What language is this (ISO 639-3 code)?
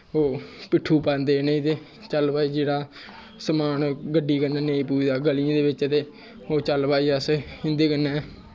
doi